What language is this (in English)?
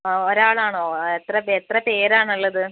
Malayalam